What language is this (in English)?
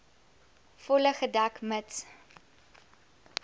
Afrikaans